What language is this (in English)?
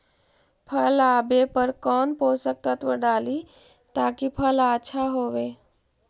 Magahi